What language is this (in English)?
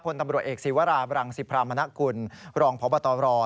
Thai